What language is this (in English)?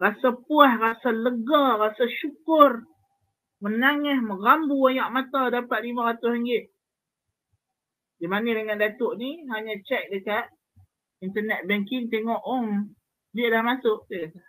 Malay